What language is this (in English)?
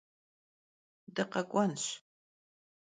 Kabardian